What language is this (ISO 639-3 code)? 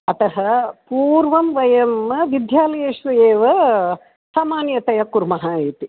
san